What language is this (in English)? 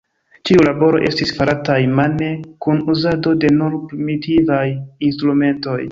Esperanto